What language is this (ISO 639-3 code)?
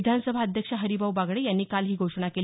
mar